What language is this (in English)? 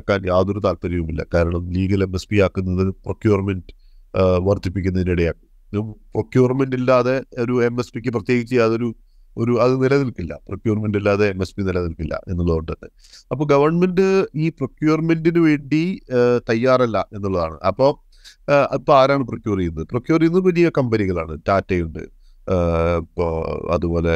Malayalam